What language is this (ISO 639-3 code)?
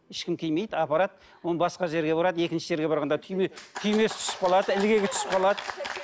kaz